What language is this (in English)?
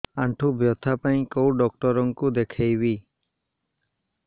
Odia